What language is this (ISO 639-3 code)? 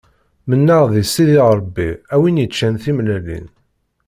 kab